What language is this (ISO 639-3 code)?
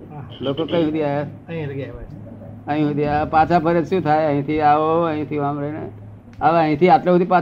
guj